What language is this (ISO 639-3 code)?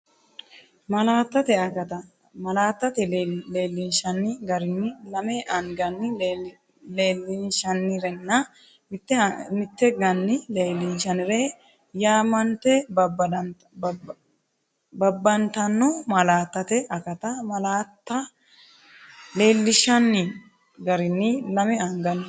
sid